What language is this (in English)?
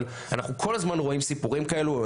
Hebrew